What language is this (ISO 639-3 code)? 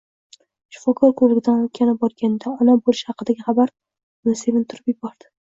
uzb